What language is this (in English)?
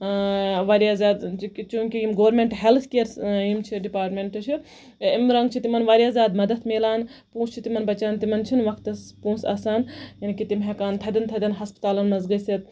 Kashmiri